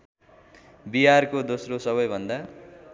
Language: Nepali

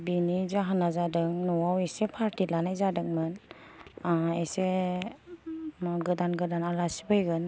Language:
Bodo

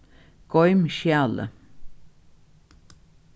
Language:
Faroese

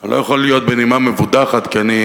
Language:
Hebrew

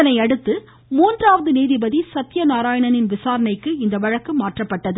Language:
Tamil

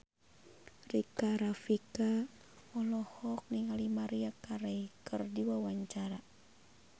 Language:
Sundanese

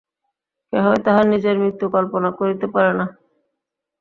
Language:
Bangla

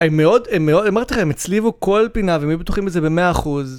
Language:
Hebrew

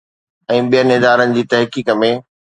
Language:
Sindhi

